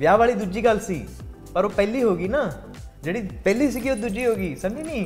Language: Punjabi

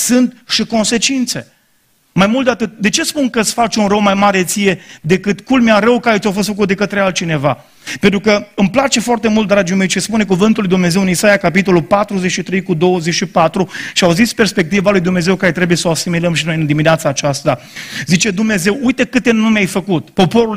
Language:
Romanian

